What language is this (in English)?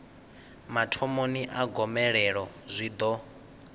Venda